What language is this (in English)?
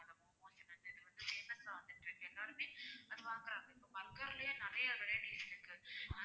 Tamil